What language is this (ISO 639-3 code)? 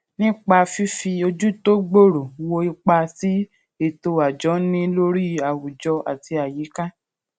yor